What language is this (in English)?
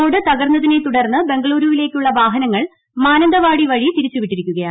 Malayalam